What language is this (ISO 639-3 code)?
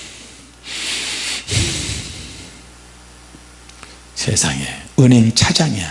kor